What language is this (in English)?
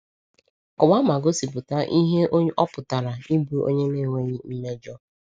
Igbo